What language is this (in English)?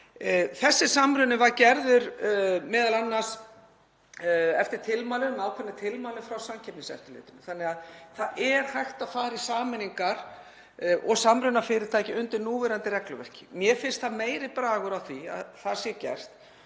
Icelandic